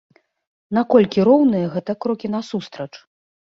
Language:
Belarusian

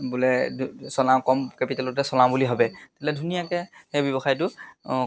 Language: Assamese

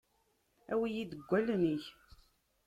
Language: Kabyle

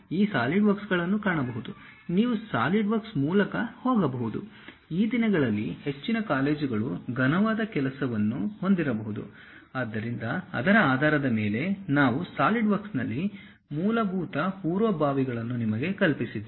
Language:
Kannada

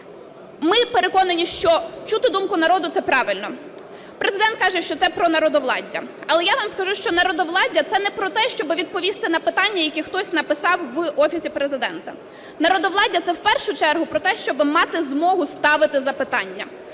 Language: Ukrainian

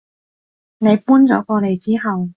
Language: Cantonese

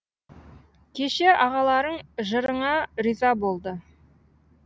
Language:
Kazakh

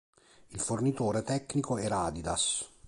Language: Italian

